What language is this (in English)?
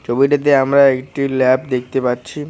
Bangla